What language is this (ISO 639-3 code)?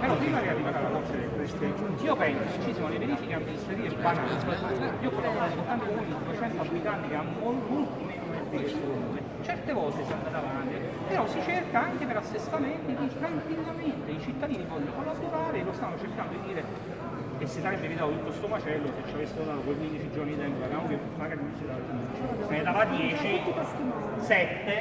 ita